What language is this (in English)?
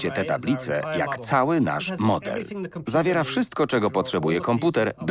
Polish